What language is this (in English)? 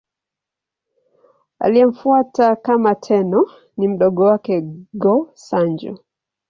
Swahili